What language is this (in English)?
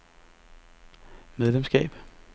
Danish